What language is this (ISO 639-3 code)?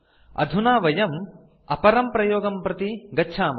san